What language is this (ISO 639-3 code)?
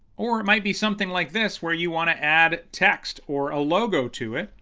eng